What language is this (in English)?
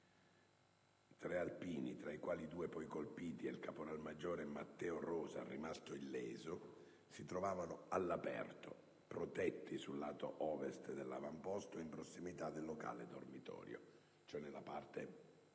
Italian